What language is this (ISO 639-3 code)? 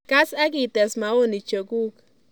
kln